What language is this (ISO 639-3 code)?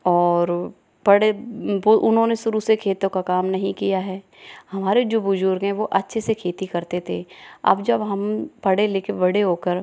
hin